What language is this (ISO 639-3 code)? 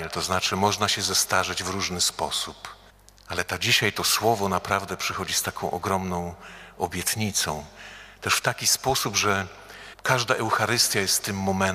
pol